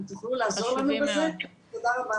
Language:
Hebrew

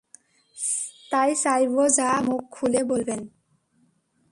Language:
Bangla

